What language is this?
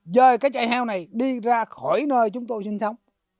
Vietnamese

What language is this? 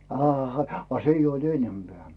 Finnish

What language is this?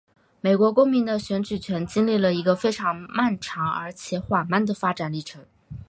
Chinese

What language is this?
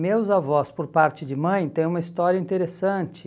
Portuguese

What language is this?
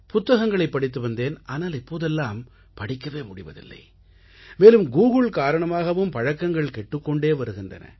Tamil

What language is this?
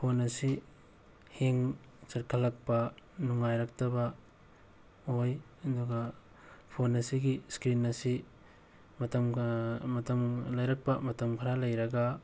Manipuri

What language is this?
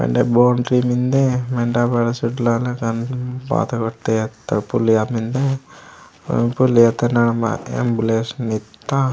Gondi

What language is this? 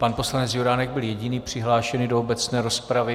Czech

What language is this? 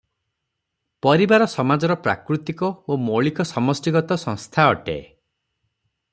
Odia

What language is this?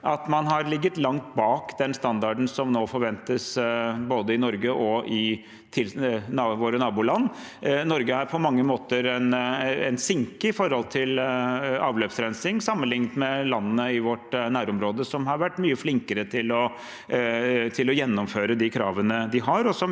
Norwegian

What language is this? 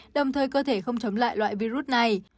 Vietnamese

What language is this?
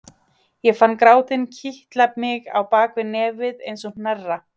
Icelandic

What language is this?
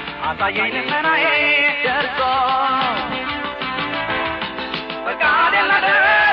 Amharic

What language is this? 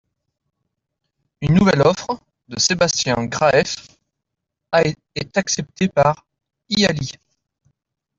French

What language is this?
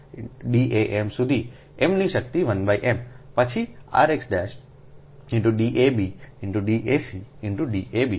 Gujarati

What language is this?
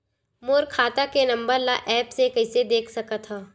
Chhattisgarhi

